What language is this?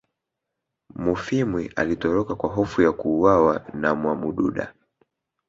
Swahili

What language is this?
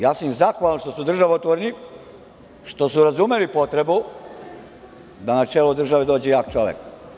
Serbian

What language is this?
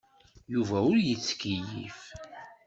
Kabyle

